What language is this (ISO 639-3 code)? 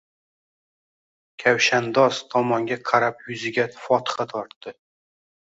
uzb